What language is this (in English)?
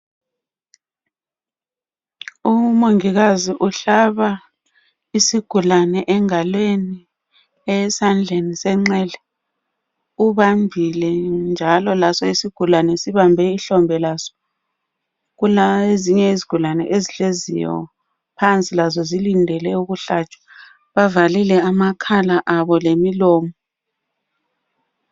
North Ndebele